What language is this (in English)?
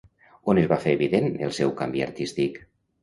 Catalan